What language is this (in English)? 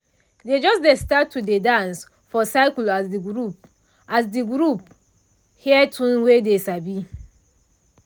Nigerian Pidgin